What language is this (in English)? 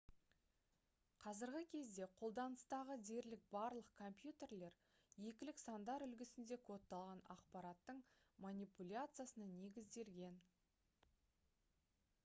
Kazakh